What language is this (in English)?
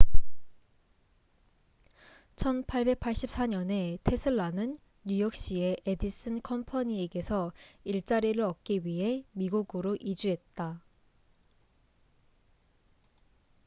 Korean